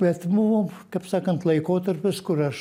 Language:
Lithuanian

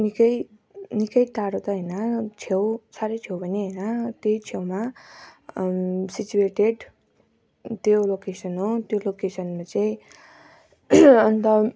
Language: Nepali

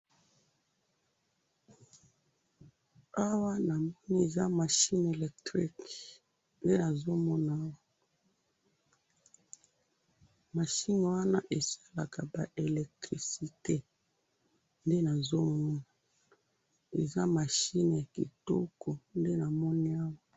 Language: Lingala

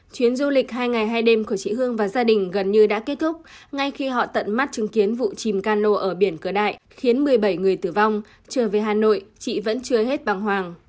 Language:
Vietnamese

